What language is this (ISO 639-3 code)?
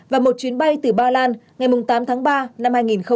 vie